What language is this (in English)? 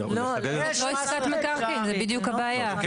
Hebrew